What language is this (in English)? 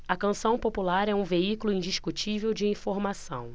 Portuguese